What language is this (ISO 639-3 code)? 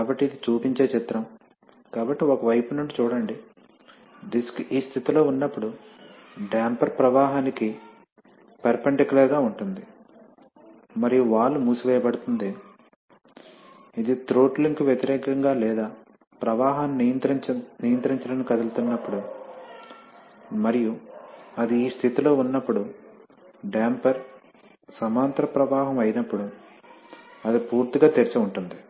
tel